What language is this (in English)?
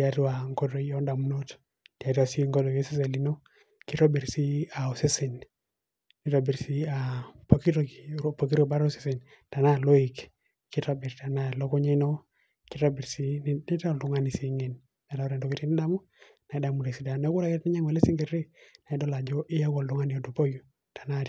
Masai